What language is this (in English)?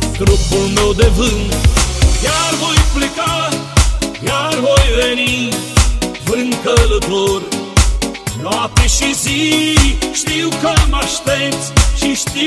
Romanian